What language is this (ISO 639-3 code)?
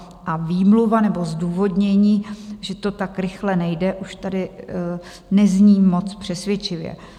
ces